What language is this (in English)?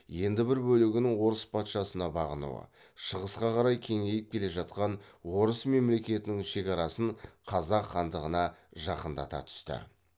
Kazakh